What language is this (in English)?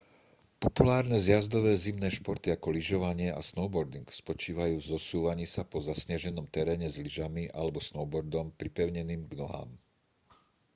Slovak